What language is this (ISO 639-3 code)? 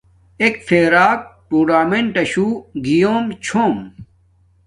dmk